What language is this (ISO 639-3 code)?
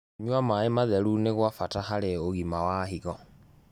kik